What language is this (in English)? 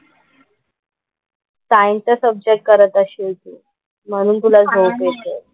Marathi